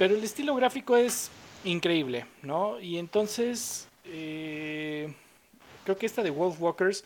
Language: Spanish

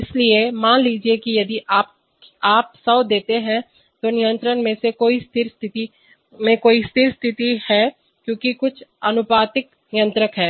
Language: Hindi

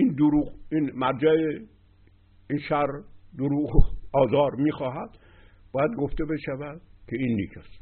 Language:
Persian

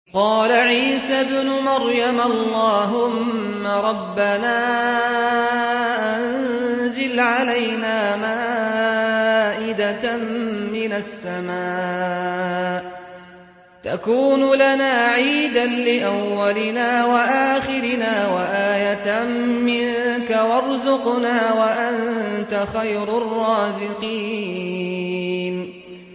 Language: Arabic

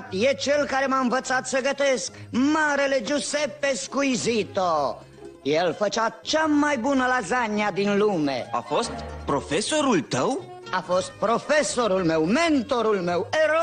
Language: Romanian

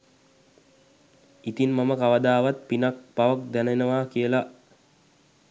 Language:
Sinhala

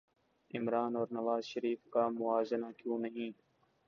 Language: Urdu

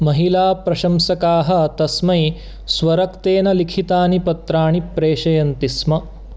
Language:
Sanskrit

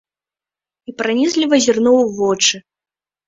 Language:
Belarusian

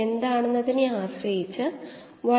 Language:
Malayalam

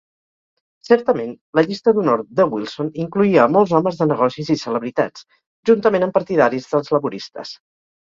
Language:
Catalan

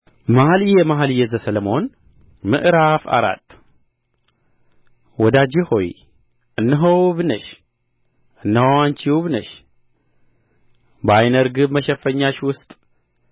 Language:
Amharic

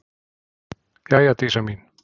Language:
Icelandic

